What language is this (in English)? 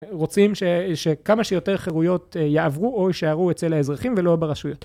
Hebrew